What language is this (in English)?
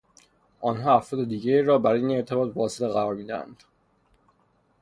Persian